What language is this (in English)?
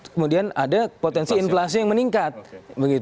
Indonesian